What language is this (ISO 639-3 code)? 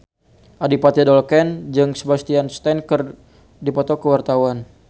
sun